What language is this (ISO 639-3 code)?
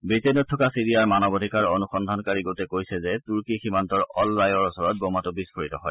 asm